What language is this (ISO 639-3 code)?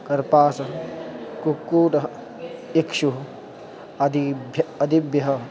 san